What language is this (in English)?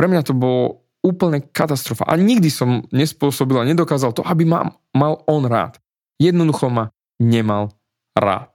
Slovak